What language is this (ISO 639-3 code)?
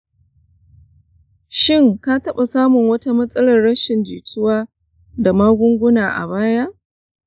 hau